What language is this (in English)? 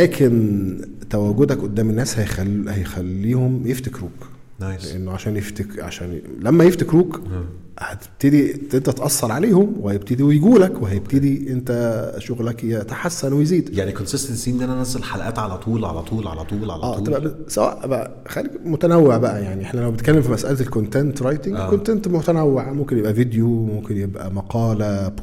Arabic